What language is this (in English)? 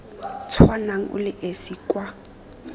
Tswana